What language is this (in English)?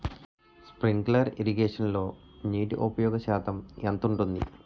Telugu